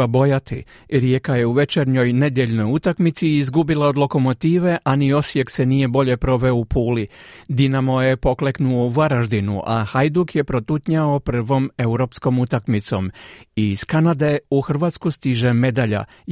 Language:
Croatian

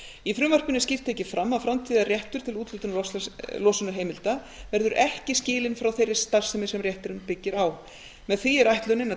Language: Icelandic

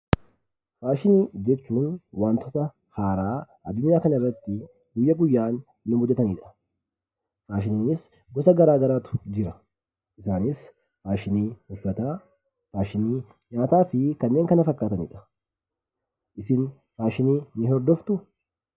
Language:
Oromo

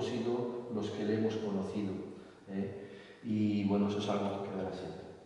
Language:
Spanish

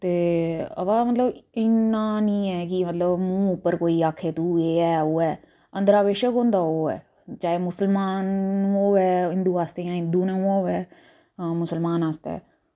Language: Dogri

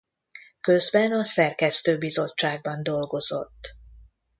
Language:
Hungarian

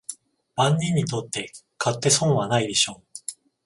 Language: Japanese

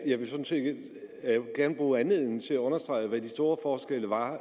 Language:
Danish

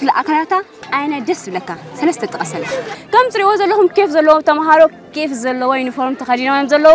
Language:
Arabic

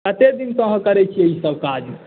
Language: Maithili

